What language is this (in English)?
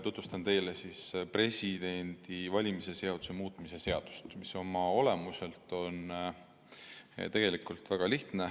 Estonian